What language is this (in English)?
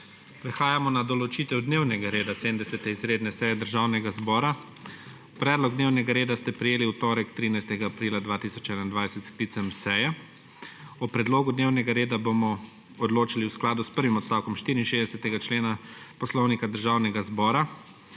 Slovenian